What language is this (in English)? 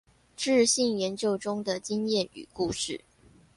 Chinese